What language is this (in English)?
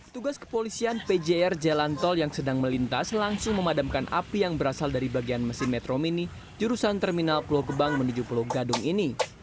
Indonesian